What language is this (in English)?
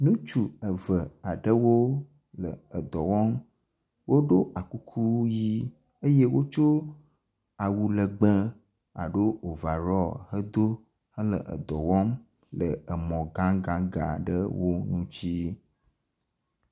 Ewe